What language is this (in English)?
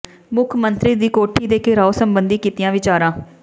Punjabi